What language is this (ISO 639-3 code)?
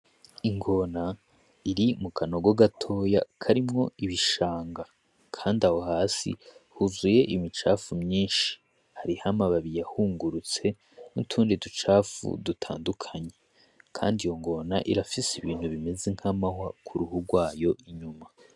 run